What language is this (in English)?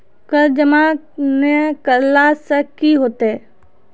Maithili